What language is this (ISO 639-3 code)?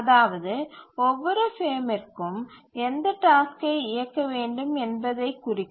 tam